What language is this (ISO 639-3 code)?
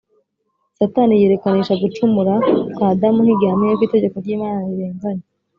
kin